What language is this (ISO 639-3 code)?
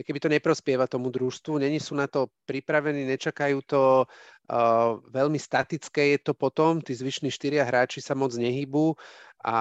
slk